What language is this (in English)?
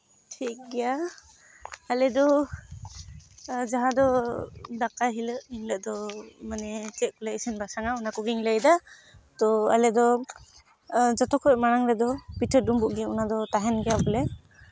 Santali